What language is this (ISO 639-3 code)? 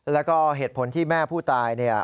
tha